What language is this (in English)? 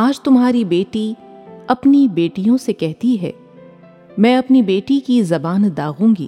Urdu